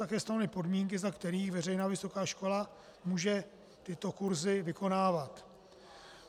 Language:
Czech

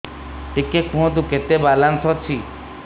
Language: Odia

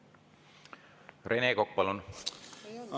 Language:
Estonian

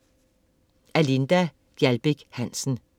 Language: Danish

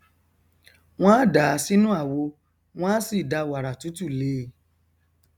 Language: Yoruba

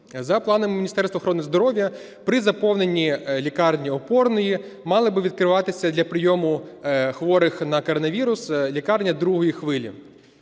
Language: Ukrainian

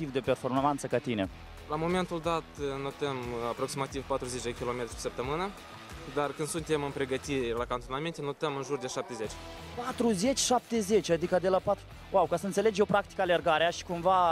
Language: Romanian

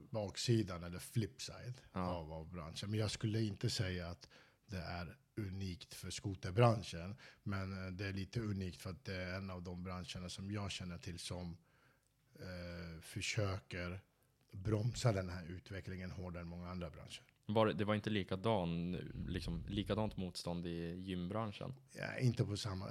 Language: Swedish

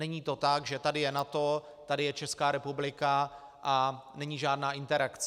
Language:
Czech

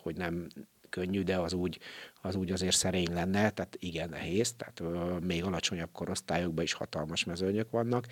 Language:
Hungarian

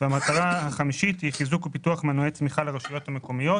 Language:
Hebrew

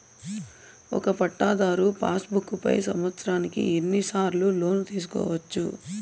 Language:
Telugu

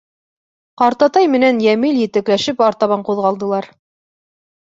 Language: Bashkir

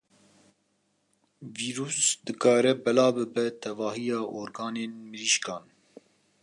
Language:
Kurdish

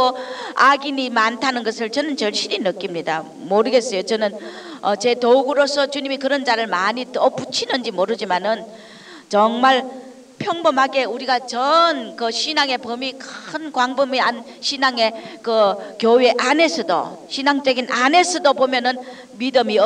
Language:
Korean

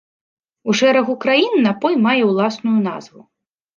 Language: Belarusian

